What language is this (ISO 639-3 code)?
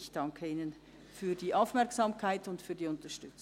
gsw